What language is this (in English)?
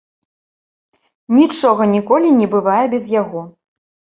Belarusian